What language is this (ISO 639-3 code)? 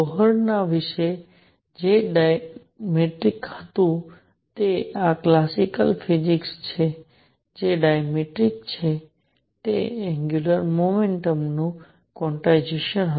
guj